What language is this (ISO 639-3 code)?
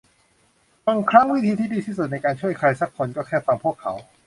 tha